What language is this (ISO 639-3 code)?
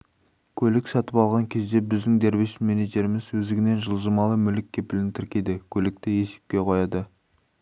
kaz